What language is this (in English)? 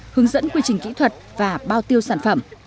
Vietnamese